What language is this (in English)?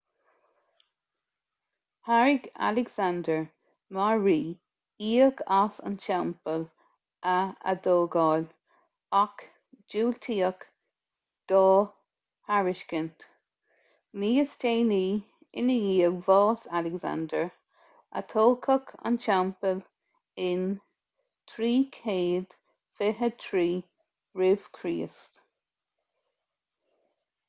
Irish